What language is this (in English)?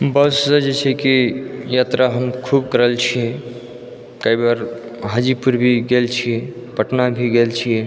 Maithili